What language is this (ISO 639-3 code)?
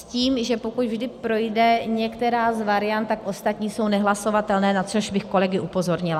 ces